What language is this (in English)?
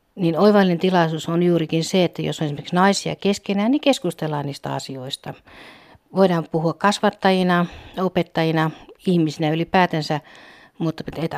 Finnish